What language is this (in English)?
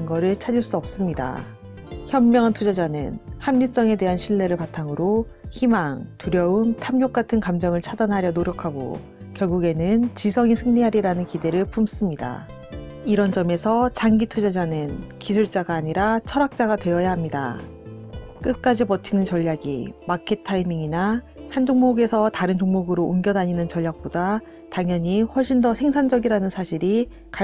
Korean